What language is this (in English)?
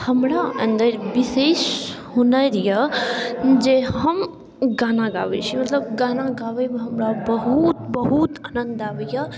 Maithili